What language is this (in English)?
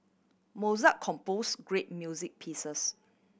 English